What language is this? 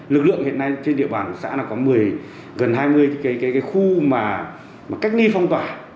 Vietnamese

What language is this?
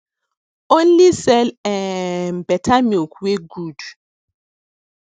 Nigerian Pidgin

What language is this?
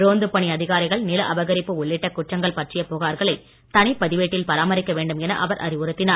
Tamil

